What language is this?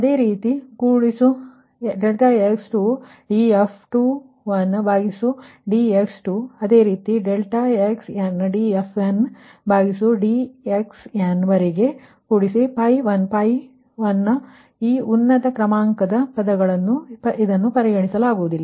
Kannada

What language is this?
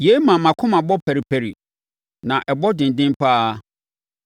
Akan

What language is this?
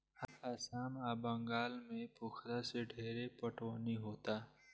Bhojpuri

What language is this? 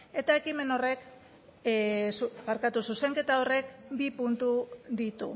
Basque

